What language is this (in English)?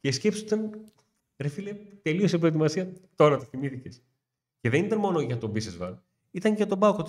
Greek